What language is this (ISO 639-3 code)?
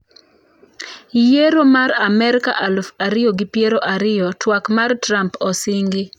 luo